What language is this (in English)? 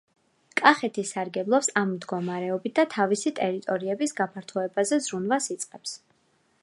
Georgian